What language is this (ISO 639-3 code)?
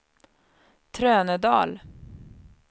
swe